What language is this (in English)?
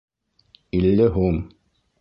Bashkir